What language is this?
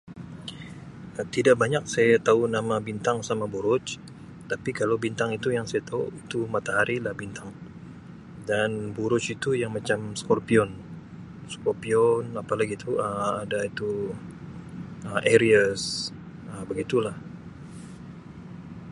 Sabah Malay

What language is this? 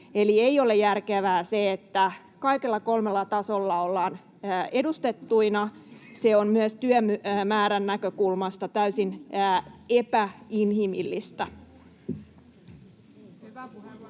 Finnish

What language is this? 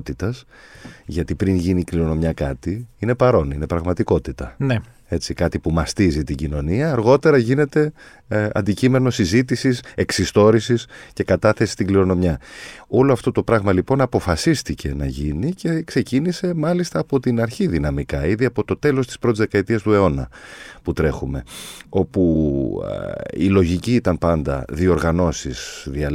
Greek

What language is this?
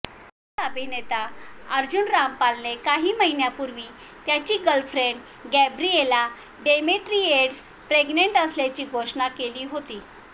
Marathi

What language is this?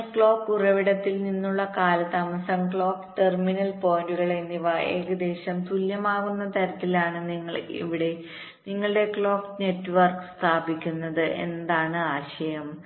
Malayalam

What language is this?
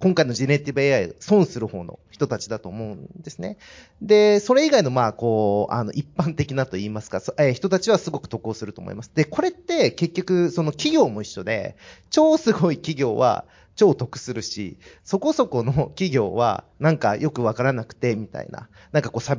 Japanese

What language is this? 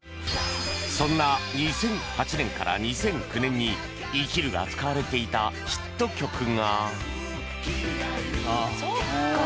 Japanese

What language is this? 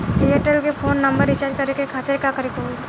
Bhojpuri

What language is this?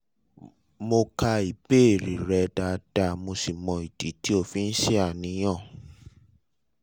Yoruba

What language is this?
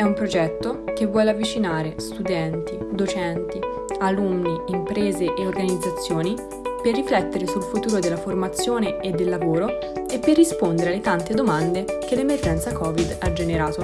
Italian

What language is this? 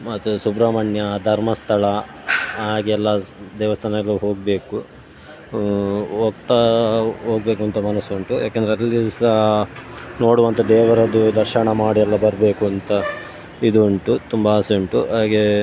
Kannada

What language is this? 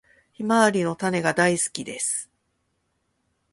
Japanese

